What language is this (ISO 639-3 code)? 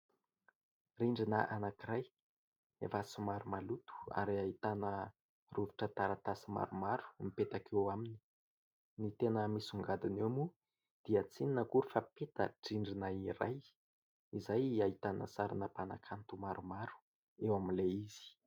mlg